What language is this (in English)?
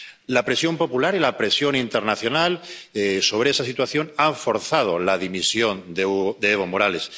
Spanish